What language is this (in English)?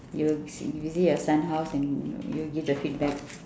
English